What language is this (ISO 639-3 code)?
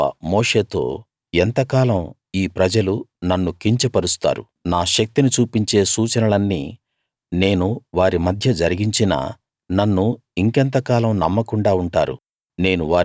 tel